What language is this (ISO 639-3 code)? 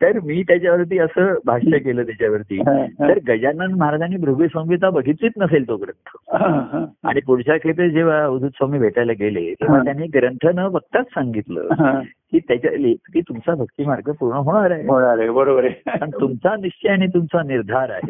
mar